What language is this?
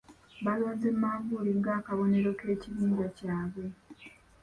Ganda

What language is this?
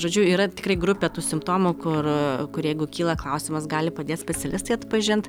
Lithuanian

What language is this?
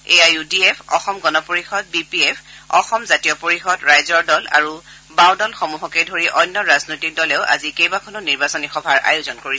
Assamese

